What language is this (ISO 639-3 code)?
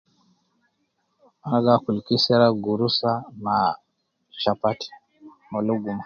kcn